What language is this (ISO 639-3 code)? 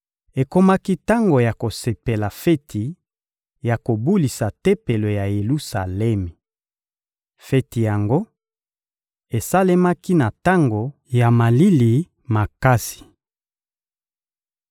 lin